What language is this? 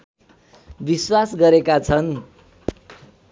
Nepali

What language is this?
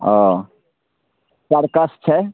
Maithili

